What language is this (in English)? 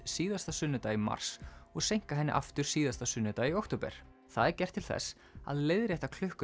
Icelandic